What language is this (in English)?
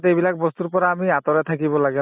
Assamese